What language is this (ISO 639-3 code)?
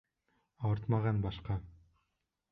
bak